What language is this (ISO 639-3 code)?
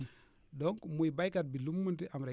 wol